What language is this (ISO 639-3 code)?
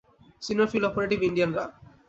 ben